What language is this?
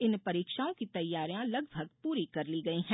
Hindi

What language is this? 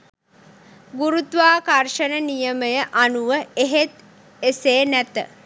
Sinhala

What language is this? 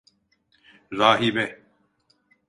Turkish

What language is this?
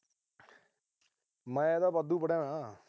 Punjabi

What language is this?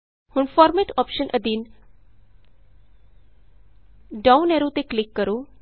Punjabi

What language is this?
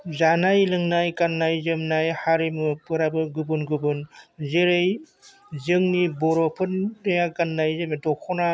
Bodo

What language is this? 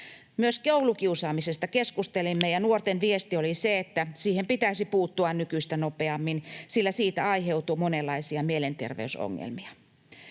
Finnish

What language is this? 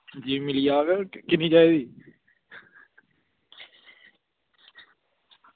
Dogri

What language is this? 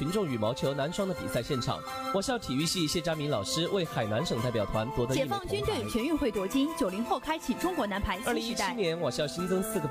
Chinese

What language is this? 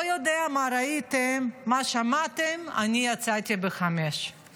Hebrew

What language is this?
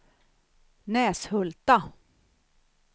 Swedish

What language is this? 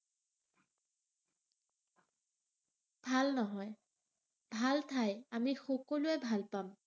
Assamese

